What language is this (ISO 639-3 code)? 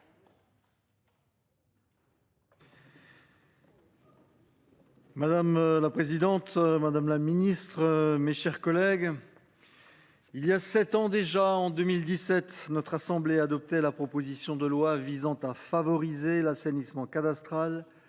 fra